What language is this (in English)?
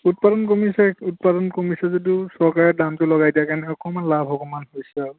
Assamese